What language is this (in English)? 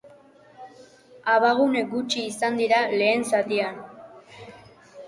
Basque